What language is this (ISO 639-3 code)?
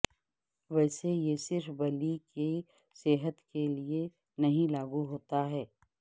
urd